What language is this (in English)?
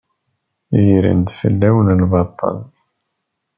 Kabyle